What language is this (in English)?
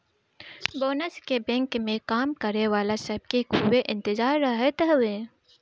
Bhojpuri